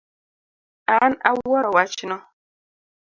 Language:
Luo (Kenya and Tanzania)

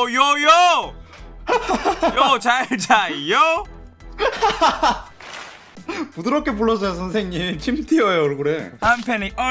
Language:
Korean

